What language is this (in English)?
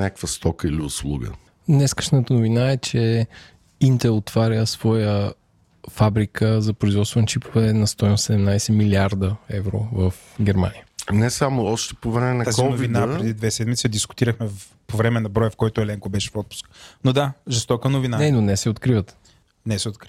Bulgarian